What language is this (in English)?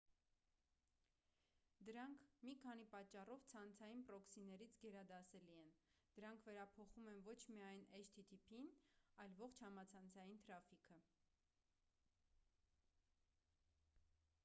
Armenian